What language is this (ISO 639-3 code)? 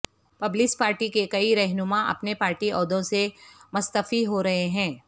urd